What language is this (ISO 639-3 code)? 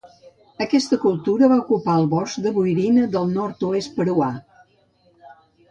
cat